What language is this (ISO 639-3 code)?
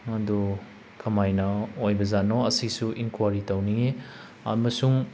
mni